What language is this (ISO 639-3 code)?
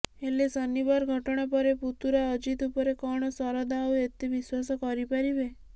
ori